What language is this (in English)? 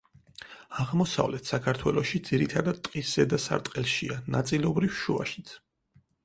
Georgian